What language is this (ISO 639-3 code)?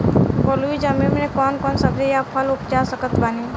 bho